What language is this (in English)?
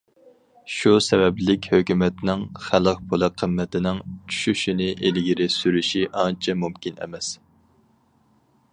Uyghur